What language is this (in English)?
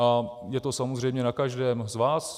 Czech